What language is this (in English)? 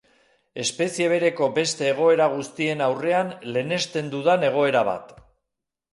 Basque